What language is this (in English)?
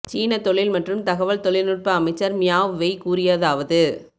Tamil